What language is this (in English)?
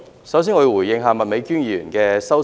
Cantonese